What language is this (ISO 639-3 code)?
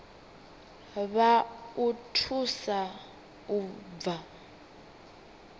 ven